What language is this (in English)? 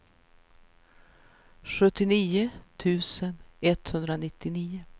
Swedish